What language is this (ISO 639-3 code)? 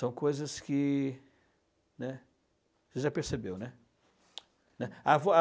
por